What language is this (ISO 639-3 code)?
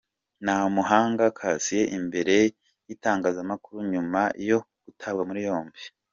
kin